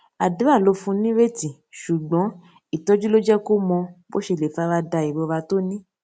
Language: Yoruba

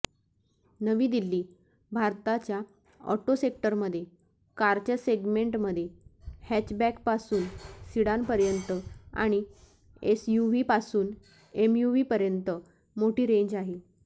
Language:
Marathi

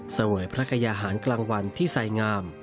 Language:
Thai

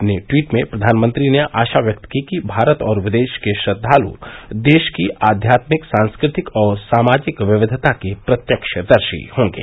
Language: Hindi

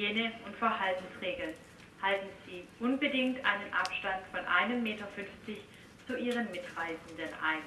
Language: German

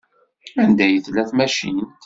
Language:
Kabyle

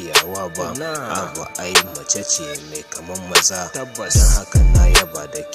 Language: Dutch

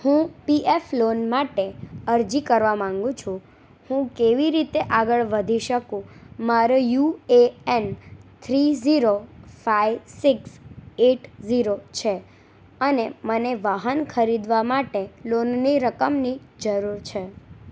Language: Gujarati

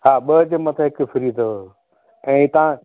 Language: Sindhi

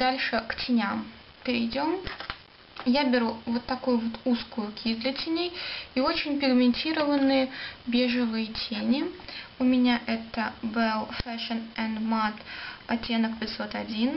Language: Russian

